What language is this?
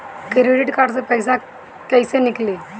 Bhojpuri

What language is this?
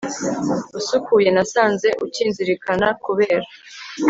Kinyarwanda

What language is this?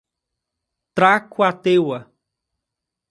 Portuguese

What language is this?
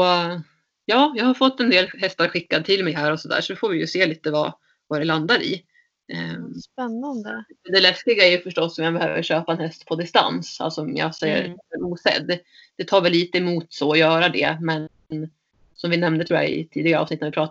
Swedish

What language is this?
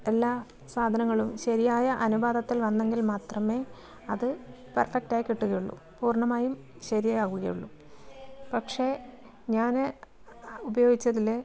Malayalam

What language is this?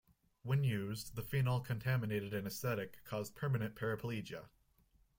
English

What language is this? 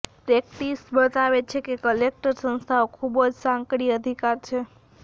Gujarati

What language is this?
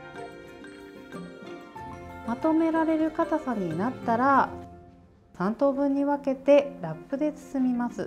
Japanese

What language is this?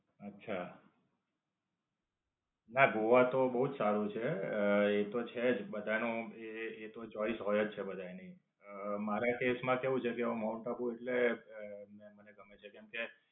Gujarati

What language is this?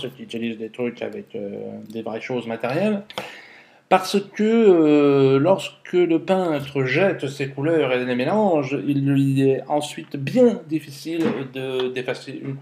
French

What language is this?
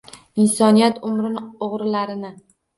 Uzbek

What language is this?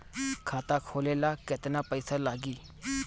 Bhojpuri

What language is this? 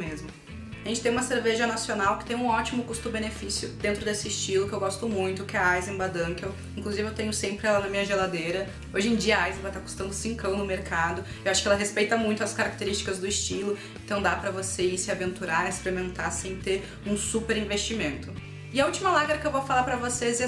Portuguese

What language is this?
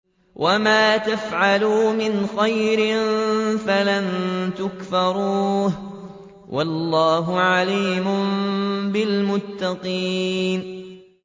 Arabic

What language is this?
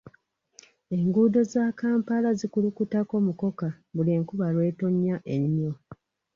Ganda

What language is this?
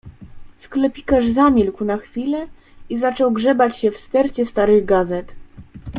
Polish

